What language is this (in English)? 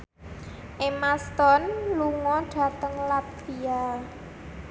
Javanese